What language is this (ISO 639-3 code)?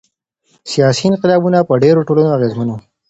pus